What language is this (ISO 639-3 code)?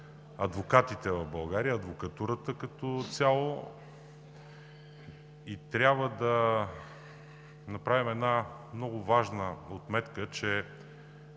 bul